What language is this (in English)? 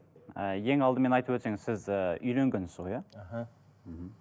Kazakh